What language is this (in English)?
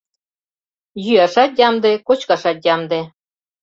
Mari